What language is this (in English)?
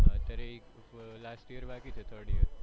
Gujarati